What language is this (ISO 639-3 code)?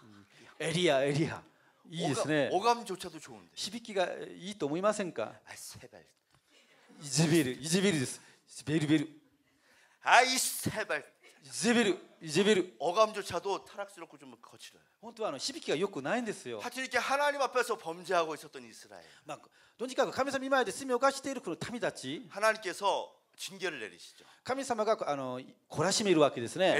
kor